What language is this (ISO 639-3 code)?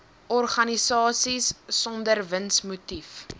afr